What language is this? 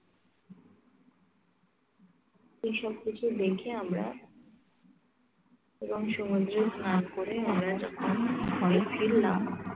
Bangla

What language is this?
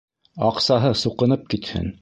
Bashkir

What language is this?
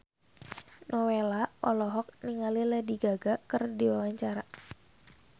Sundanese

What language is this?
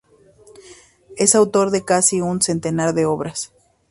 Spanish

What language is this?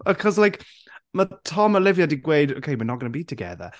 Welsh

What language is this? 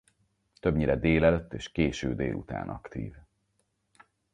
Hungarian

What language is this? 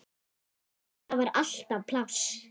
Icelandic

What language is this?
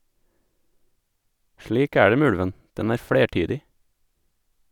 Norwegian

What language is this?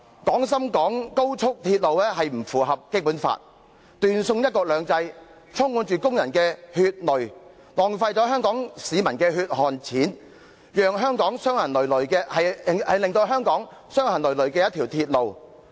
Cantonese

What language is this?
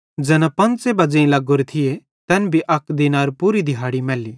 Bhadrawahi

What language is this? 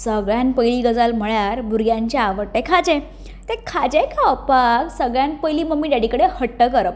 Konkani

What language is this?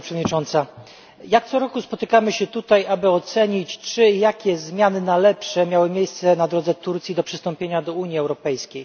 Polish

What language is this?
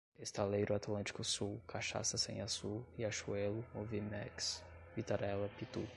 Portuguese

